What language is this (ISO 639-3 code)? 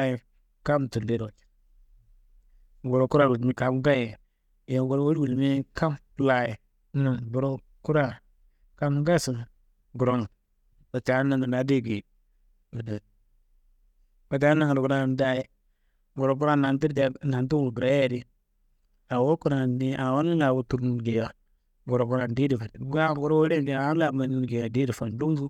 kbl